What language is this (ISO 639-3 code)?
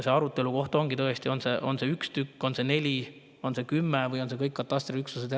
est